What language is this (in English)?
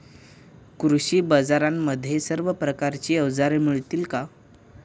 Marathi